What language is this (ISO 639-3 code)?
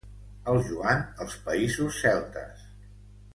cat